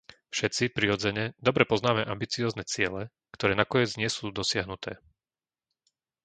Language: Slovak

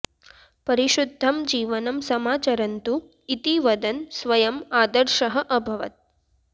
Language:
Sanskrit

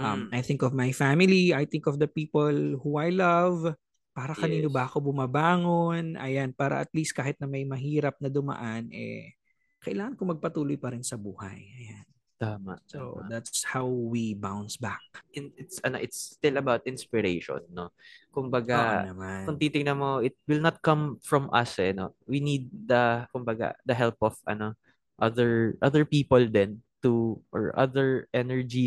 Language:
Filipino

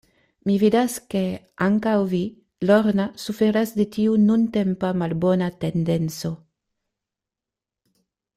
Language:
Esperanto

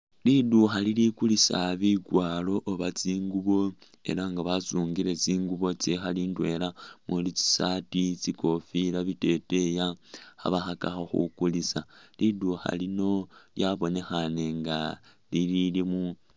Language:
Masaaba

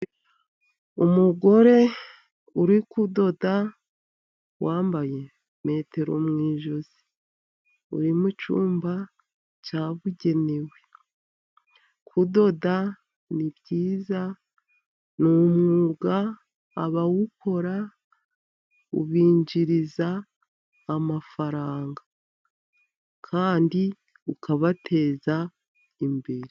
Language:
Kinyarwanda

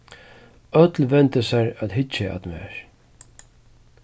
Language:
Faroese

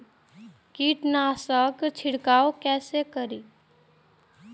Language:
Maithili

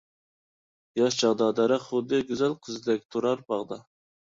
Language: Uyghur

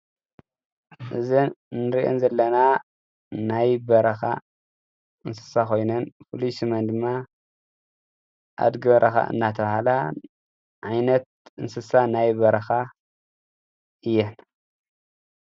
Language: Tigrinya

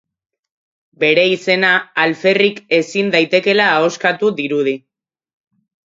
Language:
Basque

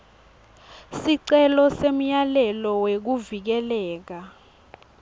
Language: Swati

